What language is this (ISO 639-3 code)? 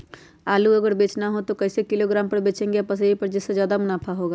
mag